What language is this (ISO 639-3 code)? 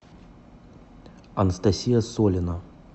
rus